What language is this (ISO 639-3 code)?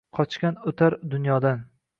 uzb